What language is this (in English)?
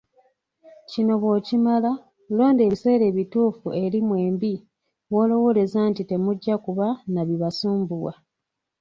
Ganda